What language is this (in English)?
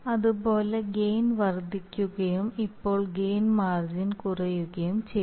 Malayalam